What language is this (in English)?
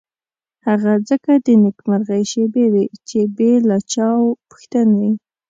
Pashto